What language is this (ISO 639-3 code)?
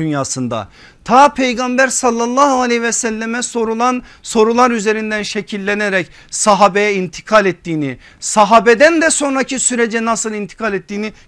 tur